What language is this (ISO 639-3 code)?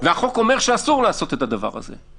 heb